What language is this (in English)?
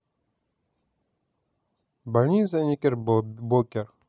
Russian